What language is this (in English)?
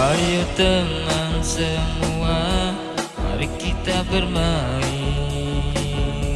Indonesian